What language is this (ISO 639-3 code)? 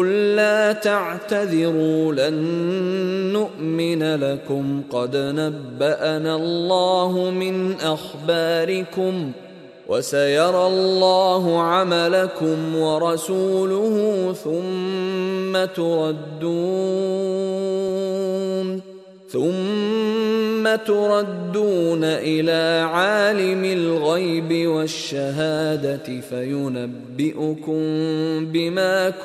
zho